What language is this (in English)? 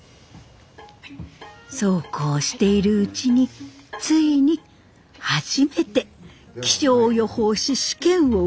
Japanese